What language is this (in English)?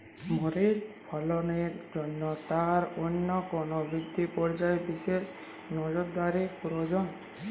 Bangla